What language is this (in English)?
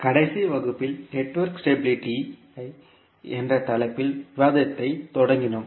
Tamil